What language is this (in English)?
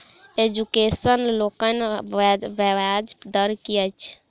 Maithili